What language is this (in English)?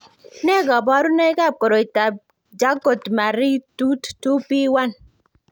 Kalenjin